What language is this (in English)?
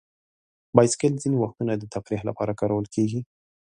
Pashto